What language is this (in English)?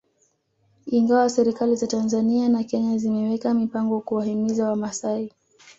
Swahili